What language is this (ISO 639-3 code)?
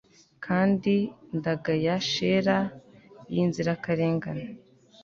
kin